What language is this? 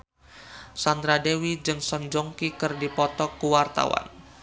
Sundanese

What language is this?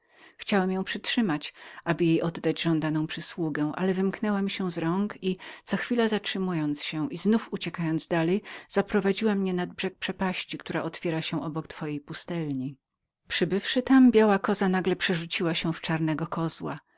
Polish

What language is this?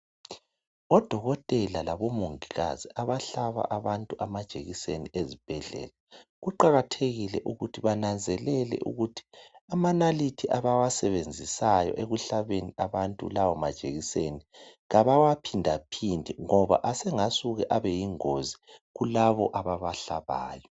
North Ndebele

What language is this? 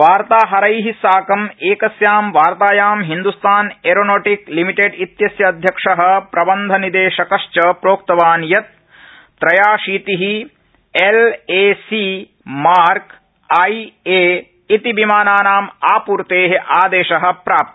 Sanskrit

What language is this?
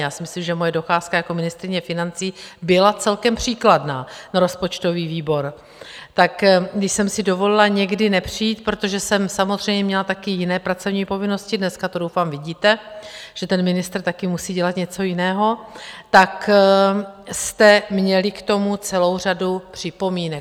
Czech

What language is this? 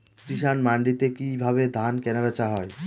Bangla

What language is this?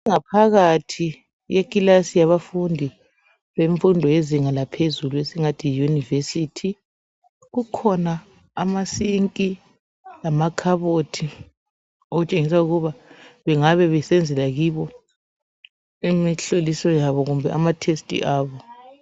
North Ndebele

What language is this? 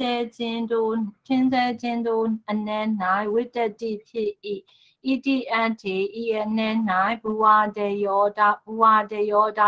Thai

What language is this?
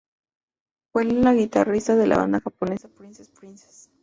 Spanish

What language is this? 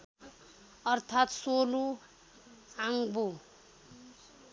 Nepali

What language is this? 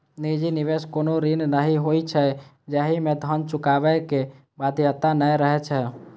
Maithili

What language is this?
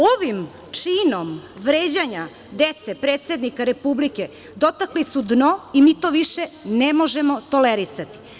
Serbian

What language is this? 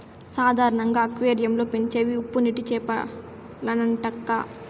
Telugu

